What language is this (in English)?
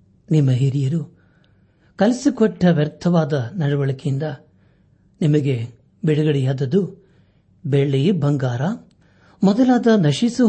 Kannada